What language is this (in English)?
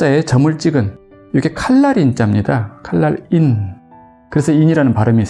Korean